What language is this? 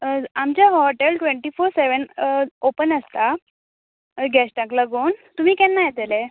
Konkani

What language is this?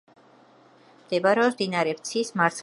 Georgian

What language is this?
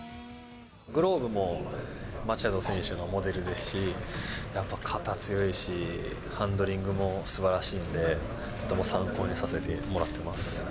Japanese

